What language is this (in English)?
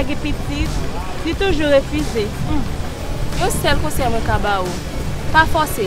French